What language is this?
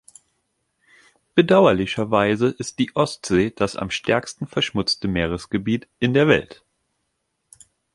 German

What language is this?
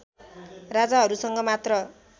Nepali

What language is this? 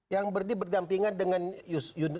Indonesian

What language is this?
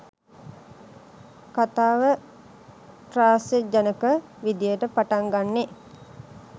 Sinhala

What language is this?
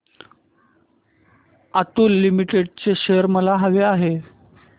Marathi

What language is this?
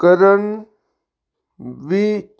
Punjabi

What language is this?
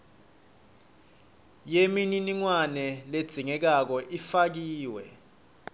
Swati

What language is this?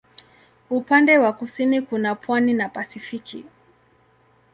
Swahili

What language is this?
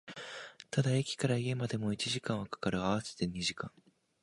Japanese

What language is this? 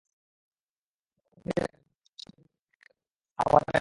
Bangla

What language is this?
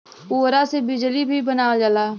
Bhojpuri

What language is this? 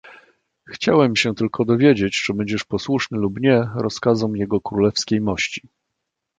Polish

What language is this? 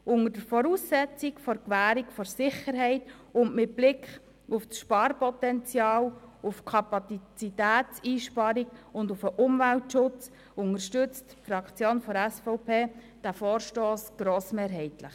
Swiss German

